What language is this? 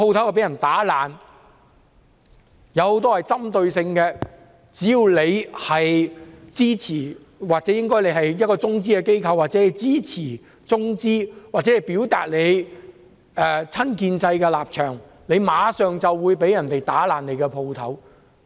Cantonese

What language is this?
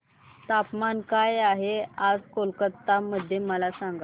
Marathi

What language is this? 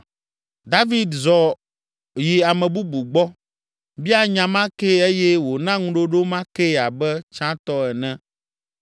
Ewe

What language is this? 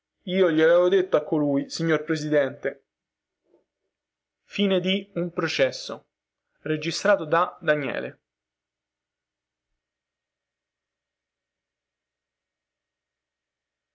Italian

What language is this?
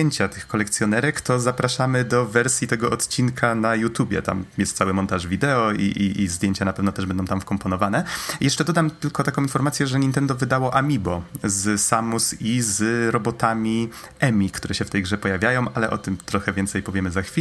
Polish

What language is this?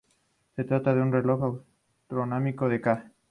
Spanish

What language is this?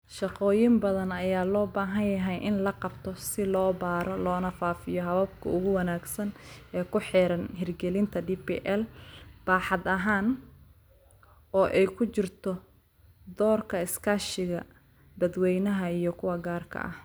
Somali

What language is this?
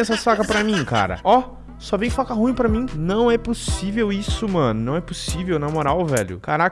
Portuguese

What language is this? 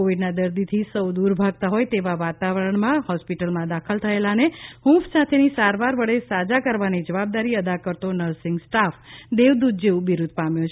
Gujarati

